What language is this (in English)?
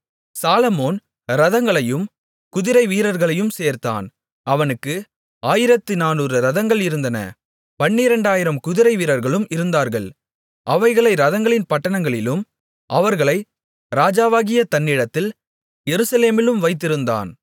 Tamil